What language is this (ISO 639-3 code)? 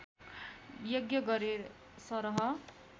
nep